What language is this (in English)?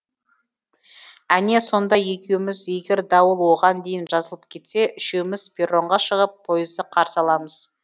Kazakh